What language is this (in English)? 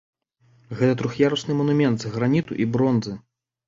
Belarusian